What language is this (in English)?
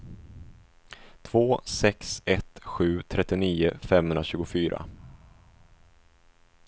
Swedish